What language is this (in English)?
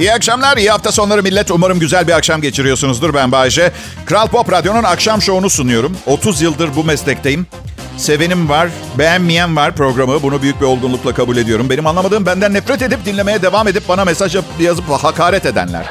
Turkish